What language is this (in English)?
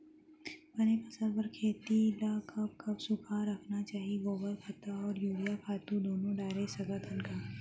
Chhattisgarhi